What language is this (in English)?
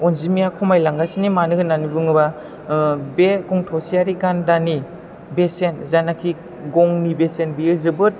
Bodo